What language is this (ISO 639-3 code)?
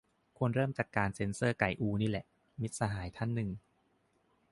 tha